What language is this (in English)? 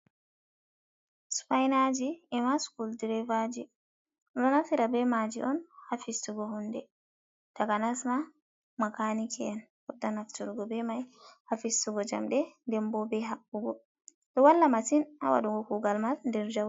Fula